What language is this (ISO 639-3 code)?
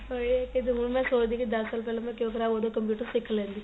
pan